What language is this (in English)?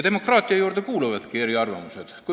Estonian